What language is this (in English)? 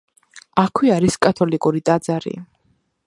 Georgian